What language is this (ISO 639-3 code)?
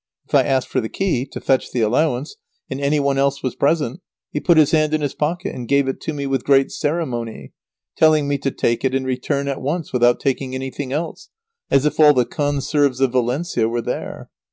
eng